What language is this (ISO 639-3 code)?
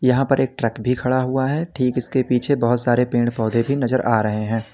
hin